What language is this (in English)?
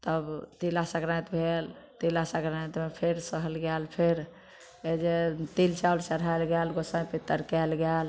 Maithili